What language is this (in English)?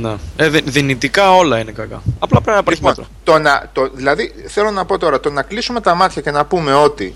Greek